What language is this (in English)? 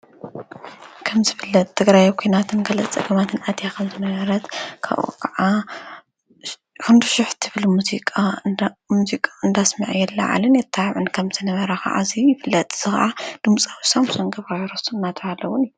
Tigrinya